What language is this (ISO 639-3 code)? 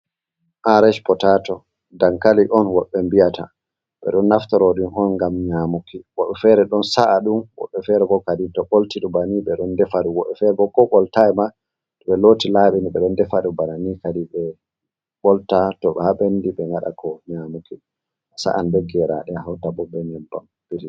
ful